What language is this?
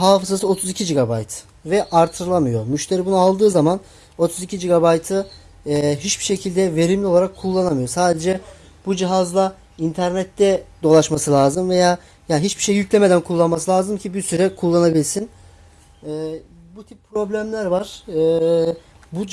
Turkish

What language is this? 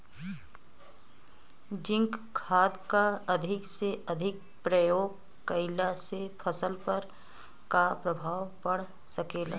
Bhojpuri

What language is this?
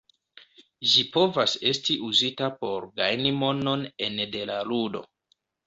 Esperanto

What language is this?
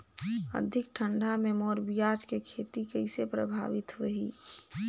Chhattisgarhi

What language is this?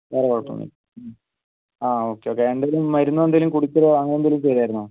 Malayalam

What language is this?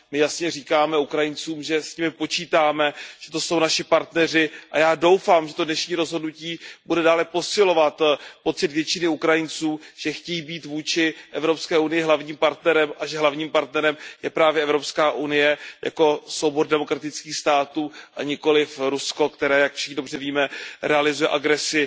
Czech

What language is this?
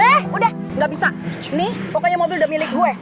Indonesian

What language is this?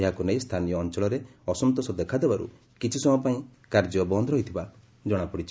Odia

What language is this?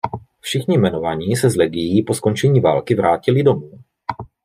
Czech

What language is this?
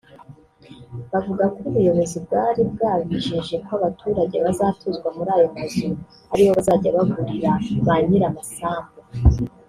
Kinyarwanda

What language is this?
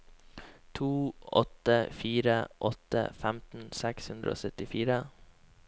Norwegian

